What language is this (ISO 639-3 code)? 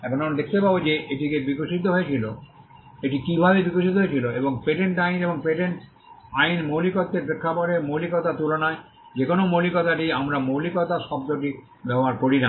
ben